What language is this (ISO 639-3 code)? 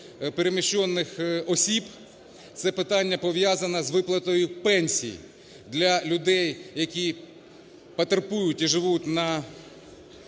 ukr